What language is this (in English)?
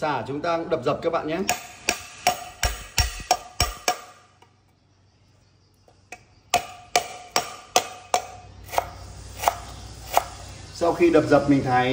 Vietnamese